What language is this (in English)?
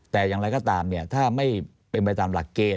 Thai